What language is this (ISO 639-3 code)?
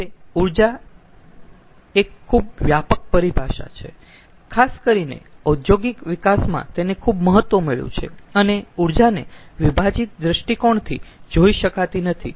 guj